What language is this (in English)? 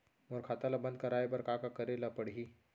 Chhattisgarhi